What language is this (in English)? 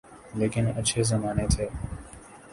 Urdu